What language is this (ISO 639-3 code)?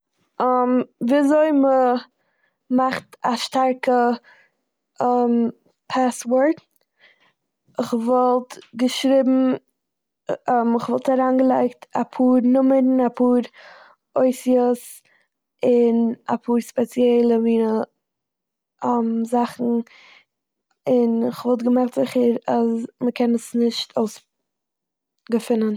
yid